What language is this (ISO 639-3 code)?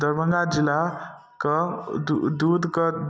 mai